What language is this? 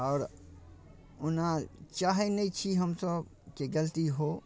Maithili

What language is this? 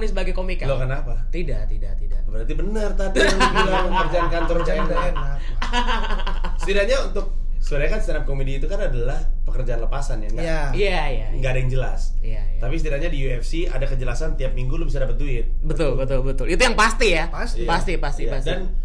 Indonesian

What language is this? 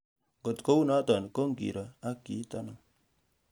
Kalenjin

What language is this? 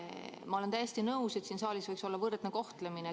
Estonian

